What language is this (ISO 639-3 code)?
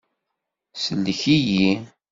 kab